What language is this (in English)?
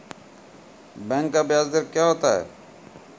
Maithili